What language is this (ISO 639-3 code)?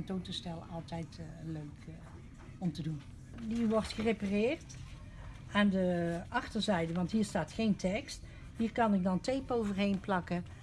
nld